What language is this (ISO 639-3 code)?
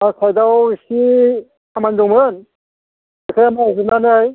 brx